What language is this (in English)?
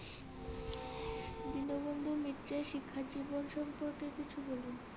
Bangla